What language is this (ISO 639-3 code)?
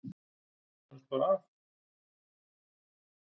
isl